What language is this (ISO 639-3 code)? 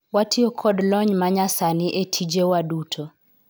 luo